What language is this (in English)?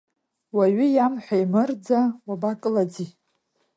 Abkhazian